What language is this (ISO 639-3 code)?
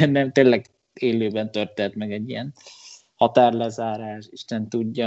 hun